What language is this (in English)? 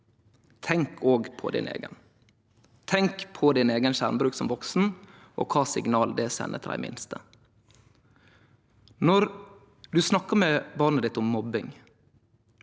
Norwegian